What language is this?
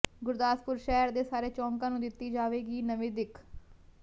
Punjabi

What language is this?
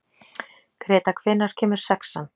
Icelandic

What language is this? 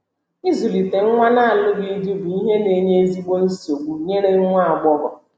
Igbo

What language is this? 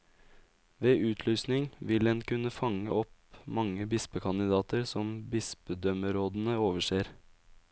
Norwegian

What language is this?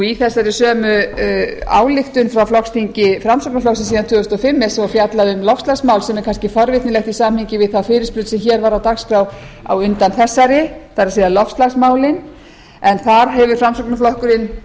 Icelandic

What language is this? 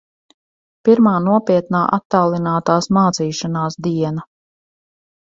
Latvian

